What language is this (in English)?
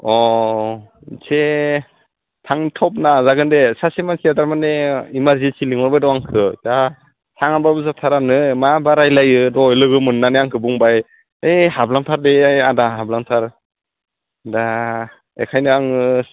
Bodo